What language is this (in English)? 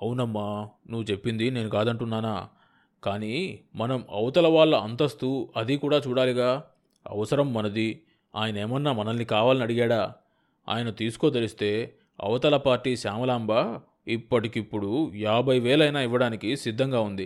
Telugu